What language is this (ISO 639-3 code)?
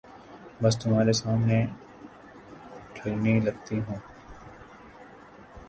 urd